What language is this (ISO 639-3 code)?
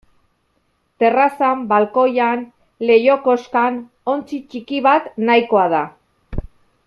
eus